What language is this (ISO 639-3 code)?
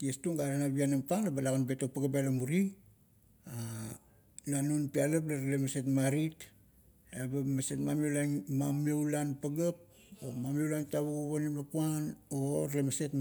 kto